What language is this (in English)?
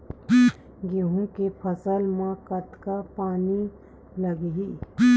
Chhattisgarhi